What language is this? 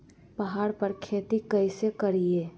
Magahi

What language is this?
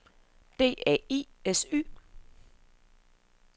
Danish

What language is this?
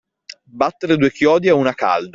Italian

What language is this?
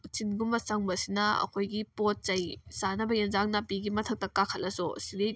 Manipuri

